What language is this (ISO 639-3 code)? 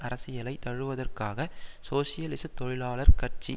tam